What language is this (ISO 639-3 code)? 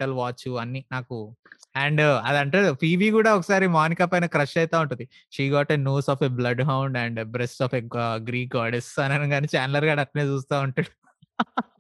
tel